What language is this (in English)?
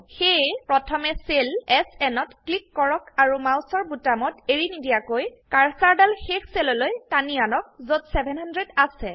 Assamese